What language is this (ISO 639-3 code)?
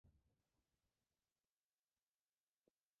uzb